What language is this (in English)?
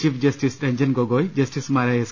Malayalam